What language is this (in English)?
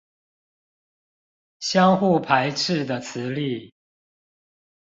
Chinese